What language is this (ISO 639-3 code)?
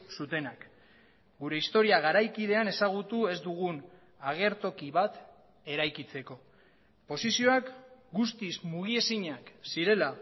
eus